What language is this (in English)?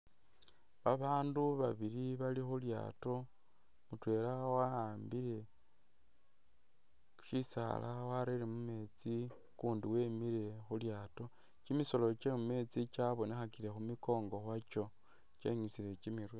Masaaba